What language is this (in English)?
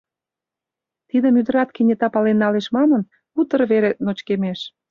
Mari